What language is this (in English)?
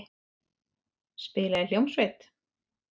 Icelandic